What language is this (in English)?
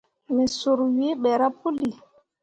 Mundang